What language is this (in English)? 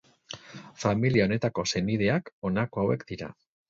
Basque